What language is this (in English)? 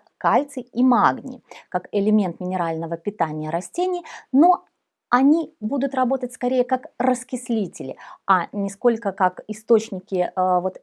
Russian